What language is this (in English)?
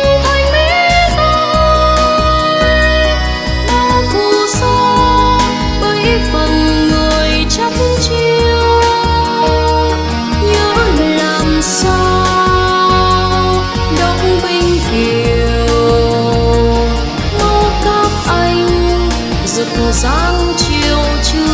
Vietnamese